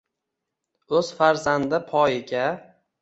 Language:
Uzbek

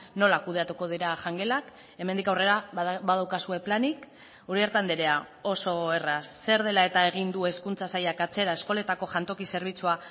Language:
Basque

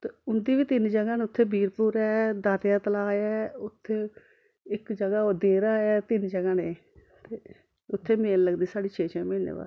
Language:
Dogri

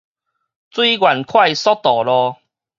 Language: Min Nan Chinese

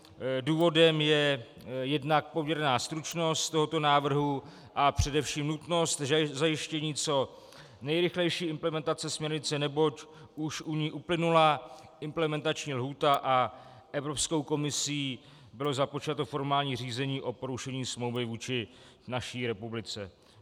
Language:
Czech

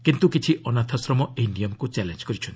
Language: Odia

